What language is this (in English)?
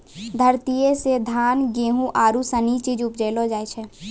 Maithili